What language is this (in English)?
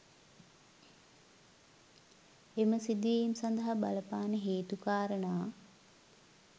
Sinhala